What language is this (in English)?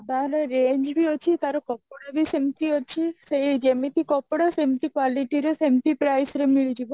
Odia